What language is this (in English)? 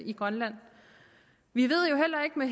Danish